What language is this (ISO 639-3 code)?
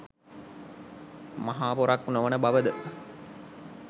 sin